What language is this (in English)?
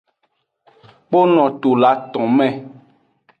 Aja (Benin)